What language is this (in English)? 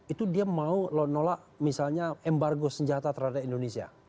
Indonesian